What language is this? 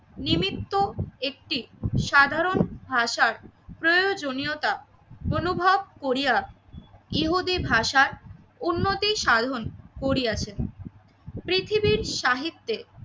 Bangla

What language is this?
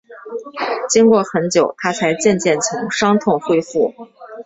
Chinese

